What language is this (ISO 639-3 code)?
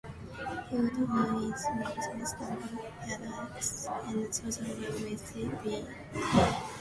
eng